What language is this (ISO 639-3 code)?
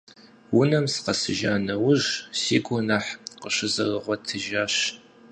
kbd